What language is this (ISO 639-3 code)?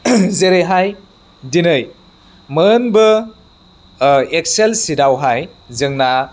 brx